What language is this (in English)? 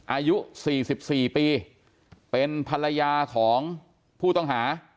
Thai